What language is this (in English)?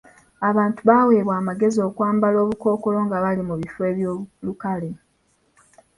Ganda